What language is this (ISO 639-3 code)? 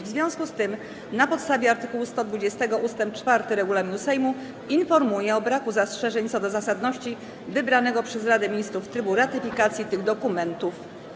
pol